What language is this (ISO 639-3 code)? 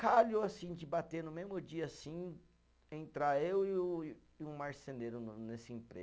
por